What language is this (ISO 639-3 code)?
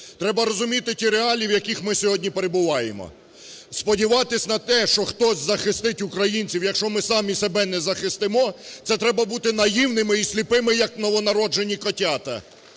ukr